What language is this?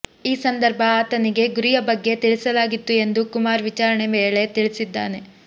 Kannada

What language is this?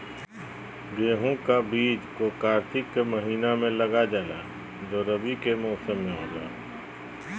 Magahi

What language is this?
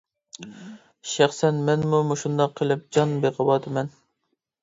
Uyghur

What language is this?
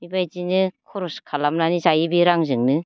Bodo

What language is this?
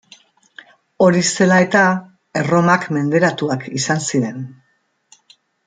Basque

